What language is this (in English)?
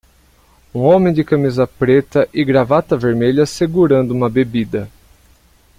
Portuguese